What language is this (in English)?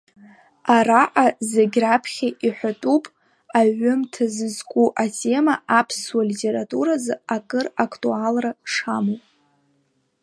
Abkhazian